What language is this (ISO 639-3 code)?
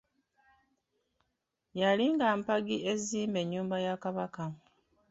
lug